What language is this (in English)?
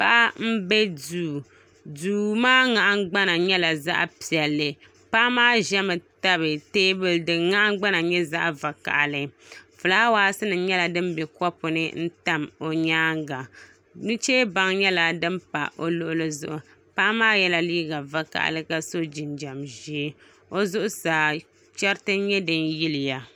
Dagbani